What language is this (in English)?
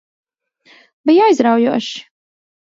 Latvian